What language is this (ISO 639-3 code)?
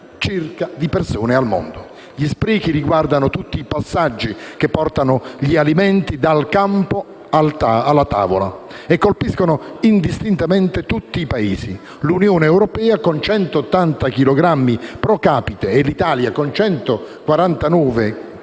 ita